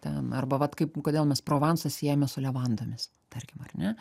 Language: Lithuanian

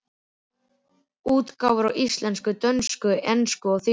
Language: Icelandic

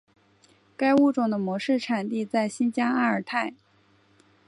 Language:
Chinese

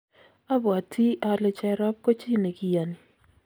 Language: Kalenjin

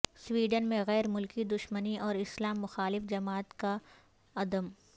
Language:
Urdu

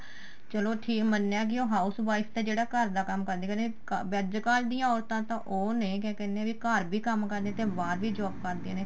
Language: Punjabi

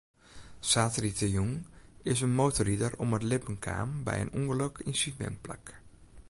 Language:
Western Frisian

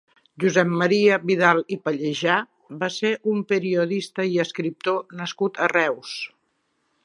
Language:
Catalan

